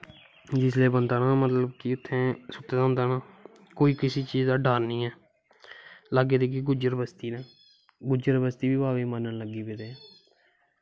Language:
Dogri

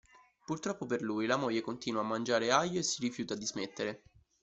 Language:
Italian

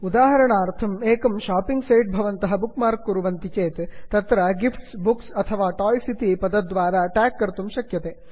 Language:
Sanskrit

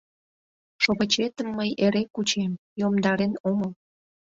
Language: Mari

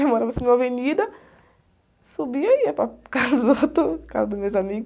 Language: Portuguese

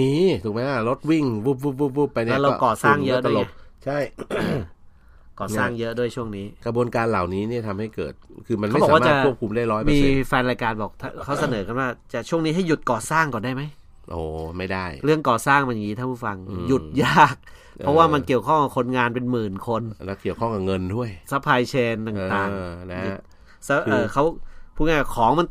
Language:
Thai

